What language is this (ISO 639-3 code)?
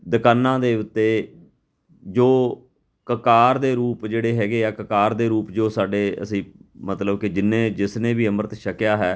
pan